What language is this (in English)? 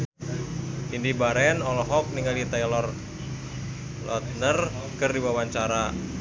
Sundanese